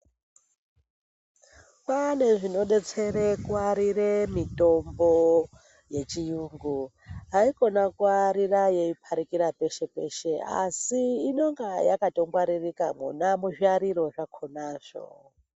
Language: Ndau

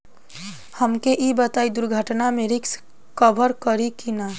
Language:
Bhojpuri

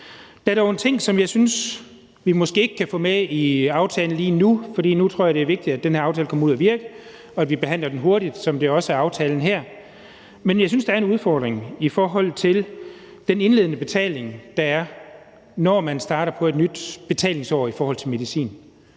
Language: Danish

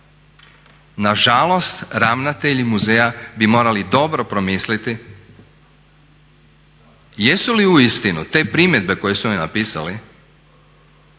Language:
Croatian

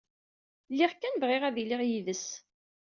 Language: Kabyle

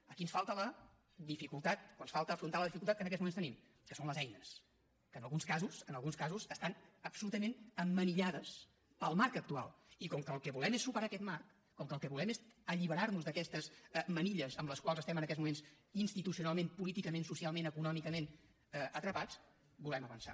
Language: Catalan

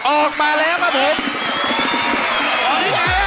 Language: Thai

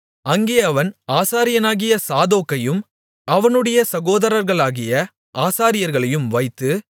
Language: Tamil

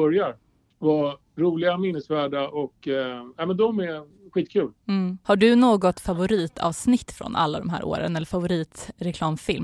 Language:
Swedish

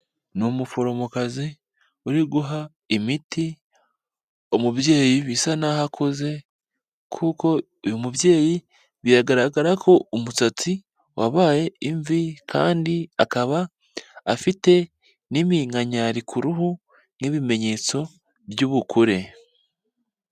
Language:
Kinyarwanda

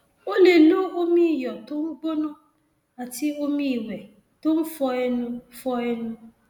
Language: Yoruba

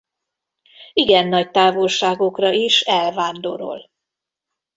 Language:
Hungarian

